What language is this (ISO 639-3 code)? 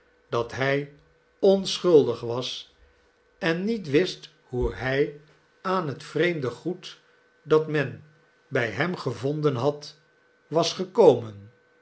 nld